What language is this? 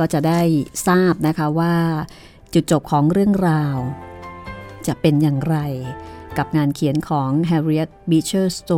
Thai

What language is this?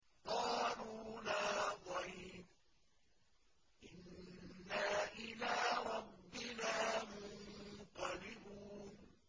Arabic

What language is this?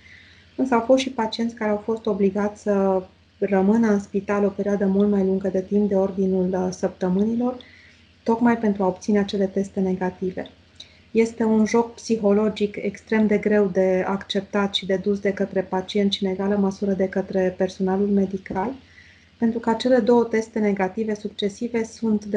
Romanian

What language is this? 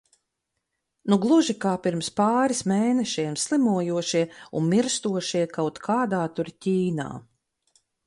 Latvian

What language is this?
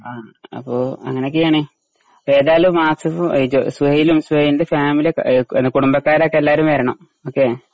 Malayalam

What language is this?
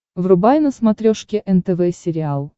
Russian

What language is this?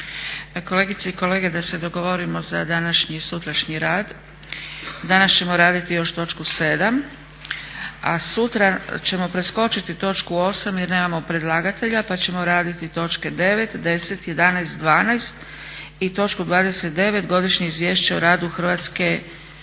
Croatian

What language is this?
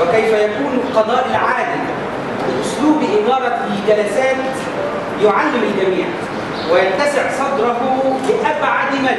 Arabic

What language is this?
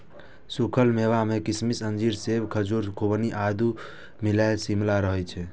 Maithili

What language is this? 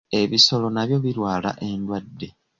Ganda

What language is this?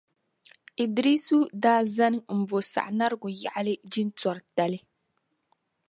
Dagbani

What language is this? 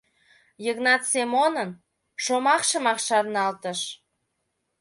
Mari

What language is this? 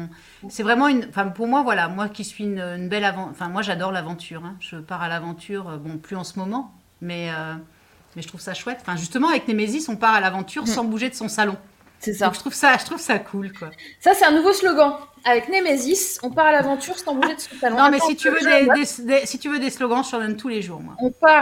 French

